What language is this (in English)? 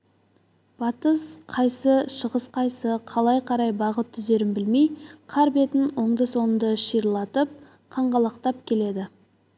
Kazakh